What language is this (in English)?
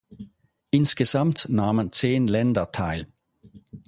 German